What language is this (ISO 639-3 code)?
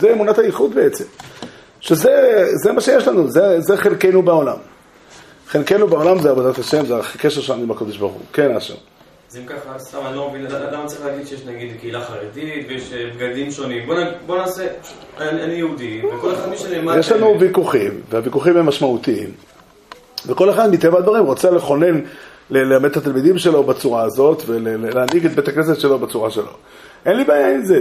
heb